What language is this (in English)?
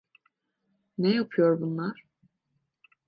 Turkish